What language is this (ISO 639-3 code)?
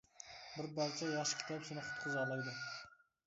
uig